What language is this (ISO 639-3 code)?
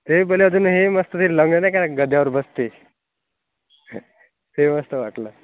mar